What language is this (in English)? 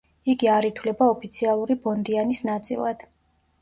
Georgian